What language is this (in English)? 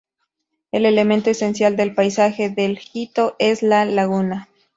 Spanish